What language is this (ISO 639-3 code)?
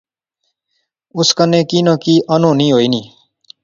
phr